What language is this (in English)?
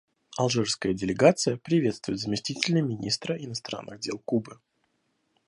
Russian